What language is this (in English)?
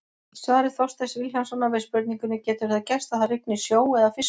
Icelandic